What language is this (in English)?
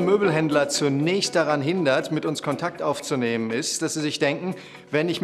German